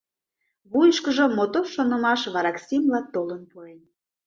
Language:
Mari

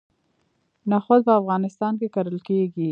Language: Pashto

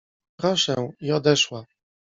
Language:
Polish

